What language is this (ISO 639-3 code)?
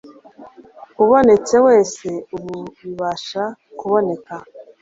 kin